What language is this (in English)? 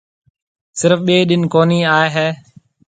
Marwari (Pakistan)